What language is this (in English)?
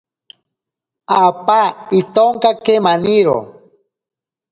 Ashéninka Perené